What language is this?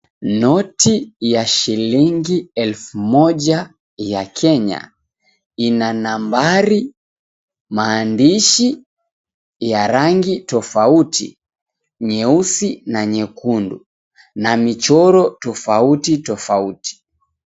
Swahili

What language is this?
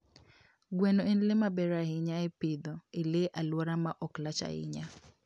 Luo (Kenya and Tanzania)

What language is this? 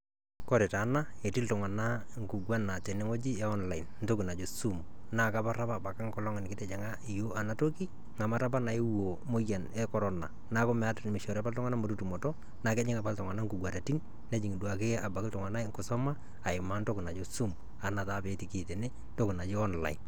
Masai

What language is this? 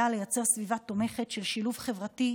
Hebrew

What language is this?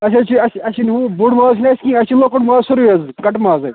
Kashmiri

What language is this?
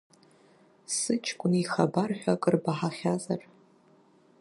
Abkhazian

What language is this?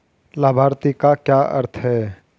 Hindi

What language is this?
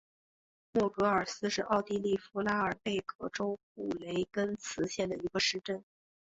Chinese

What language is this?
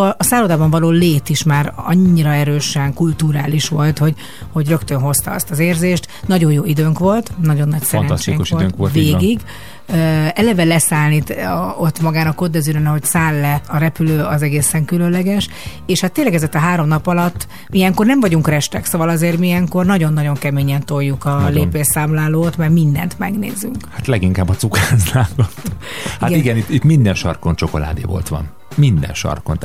Hungarian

